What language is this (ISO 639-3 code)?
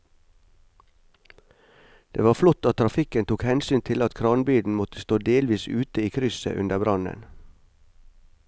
nor